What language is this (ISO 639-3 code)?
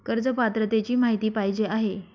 mar